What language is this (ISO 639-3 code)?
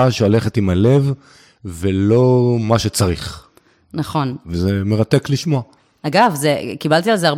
heb